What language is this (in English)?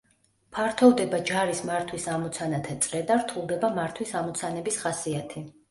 Georgian